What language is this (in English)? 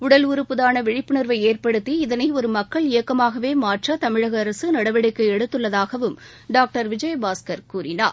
Tamil